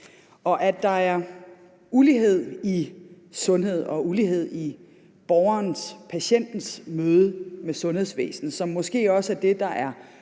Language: Danish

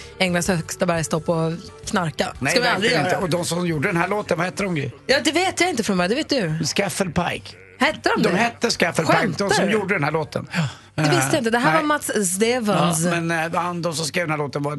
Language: Swedish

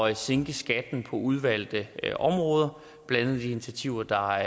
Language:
Danish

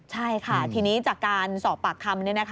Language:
Thai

